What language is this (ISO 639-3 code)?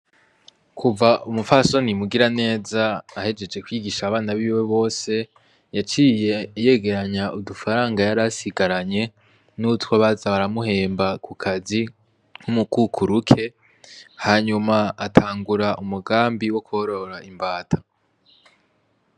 run